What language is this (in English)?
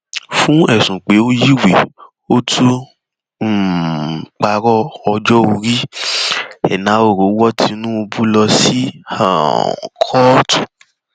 Yoruba